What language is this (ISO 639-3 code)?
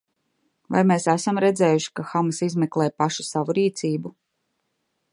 lav